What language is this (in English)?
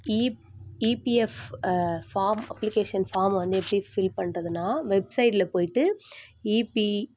Tamil